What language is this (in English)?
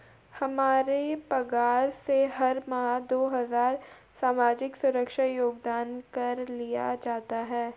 Hindi